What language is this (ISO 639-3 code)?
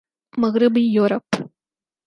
urd